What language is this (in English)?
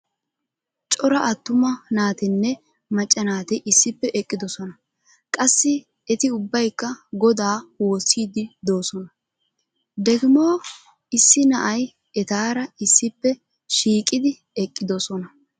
Wolaytta